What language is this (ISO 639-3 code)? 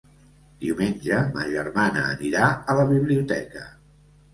cat